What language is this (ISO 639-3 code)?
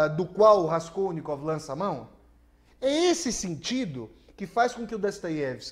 por